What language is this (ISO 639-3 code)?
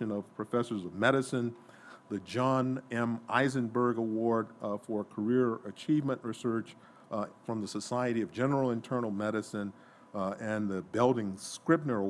eng